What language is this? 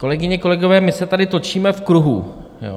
Czech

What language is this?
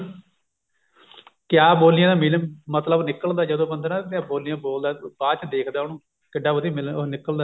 Punjabi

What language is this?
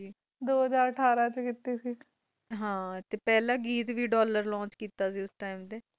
Punjabi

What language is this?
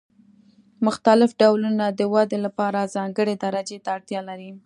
Pashto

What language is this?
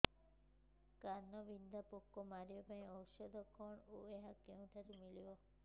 Odia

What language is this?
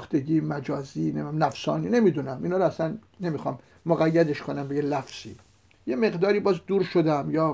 Persian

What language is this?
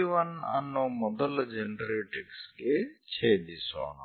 Kannada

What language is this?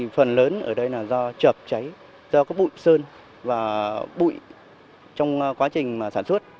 Vietnamese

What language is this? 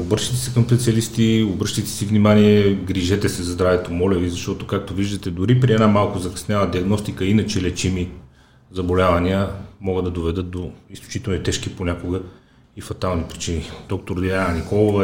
Bulgarian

